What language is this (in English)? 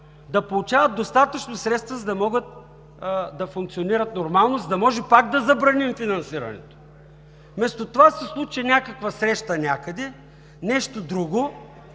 Bulgarian